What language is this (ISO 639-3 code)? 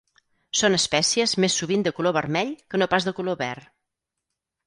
cat